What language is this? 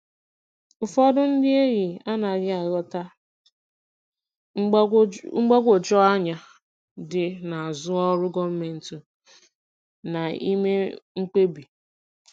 Igbo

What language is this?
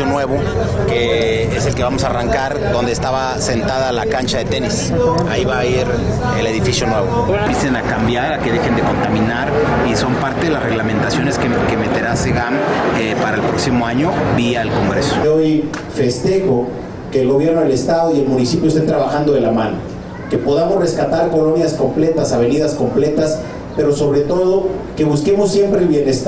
Spanish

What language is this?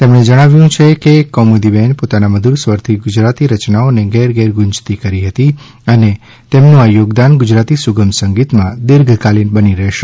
Gujarati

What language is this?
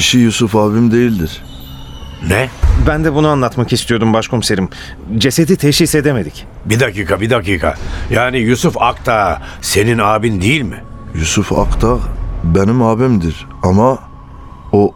Turkish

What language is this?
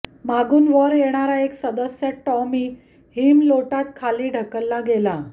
Marathi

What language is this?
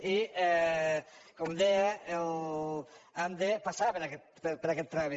Catalan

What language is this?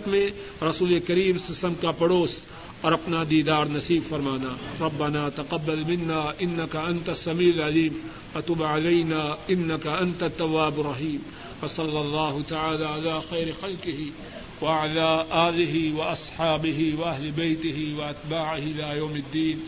Urdu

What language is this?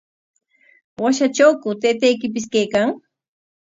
Corongo Ancash Quechua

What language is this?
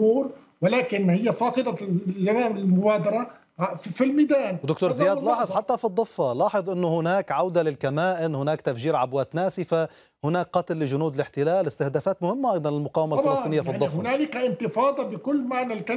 Arabic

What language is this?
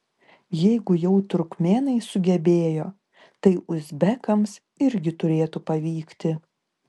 Lithuanian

